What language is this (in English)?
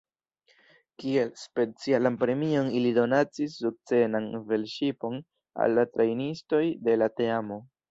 Esperanto